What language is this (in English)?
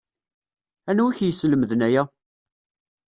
Kabyle